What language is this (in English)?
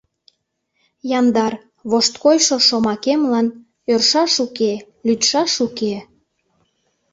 Mari